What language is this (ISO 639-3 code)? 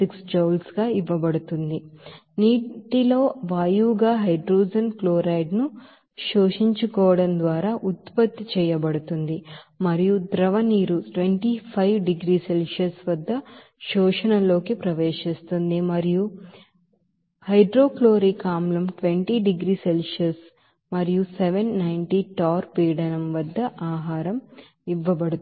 tel